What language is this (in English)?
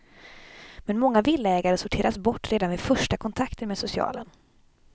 Swedish